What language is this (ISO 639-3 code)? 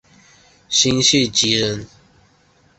zho